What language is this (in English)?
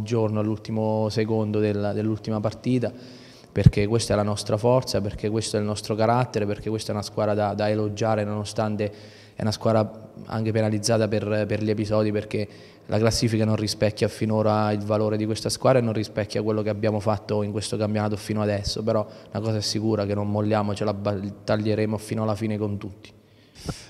Italian